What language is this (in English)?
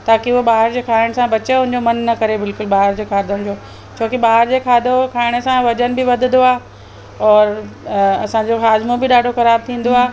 Sindhi